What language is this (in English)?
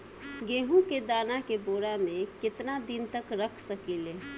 Bhojpuri